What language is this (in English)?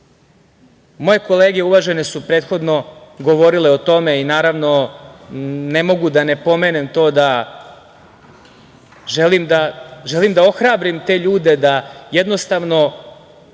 Serbian